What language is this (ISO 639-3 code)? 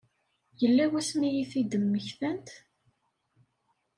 kab